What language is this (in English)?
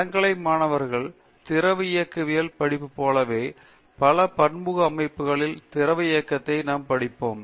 Tamil